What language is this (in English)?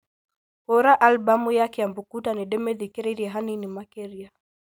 Kikuyu